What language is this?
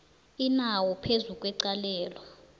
South Ndebele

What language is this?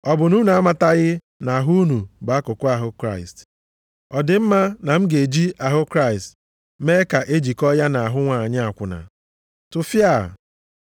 Igbo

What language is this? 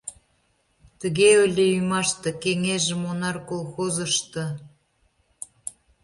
Mari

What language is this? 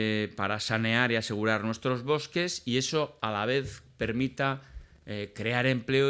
Spanish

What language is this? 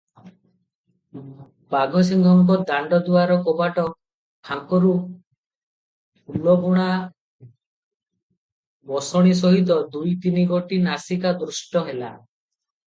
Odia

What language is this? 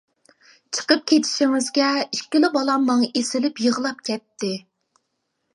Uyghur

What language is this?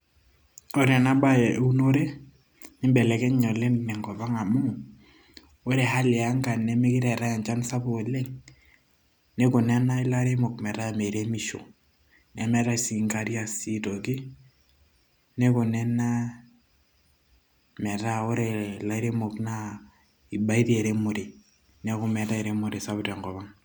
Masai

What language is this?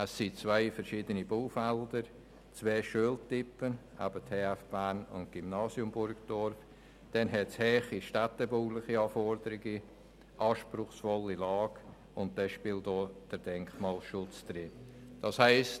Swiss German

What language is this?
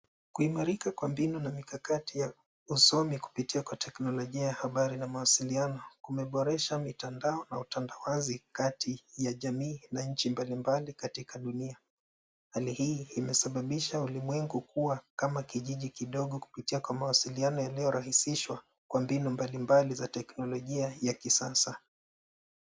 Swahili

